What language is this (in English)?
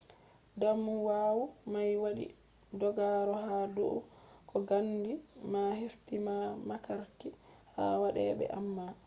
Fula